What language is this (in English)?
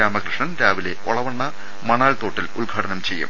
Malayalam